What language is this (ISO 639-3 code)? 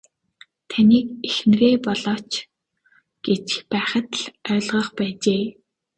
mon